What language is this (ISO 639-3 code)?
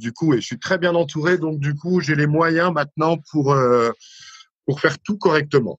fra